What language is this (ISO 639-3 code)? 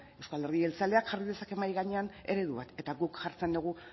eus